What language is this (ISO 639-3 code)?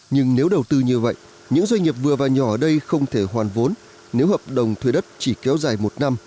vie